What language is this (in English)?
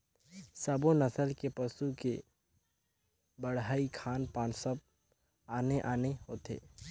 Chhattisgarhi